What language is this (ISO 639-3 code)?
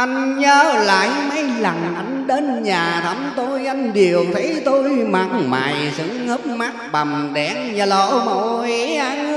vie